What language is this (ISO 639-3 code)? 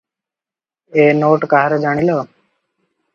ori